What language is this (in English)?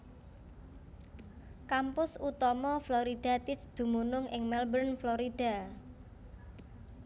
Javanese